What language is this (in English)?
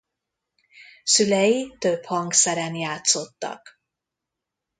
Hungarian